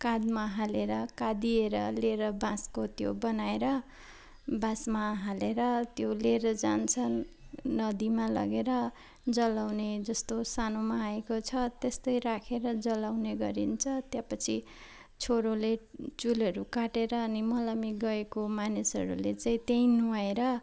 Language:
Nepali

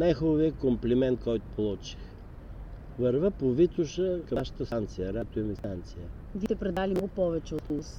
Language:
Bulgarian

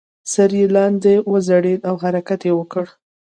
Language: Pashto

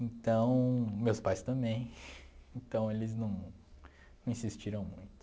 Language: Portuguese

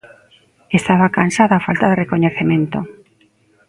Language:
Galician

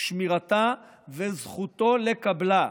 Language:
Hebrew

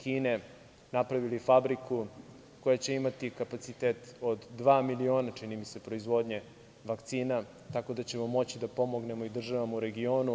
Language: Serbian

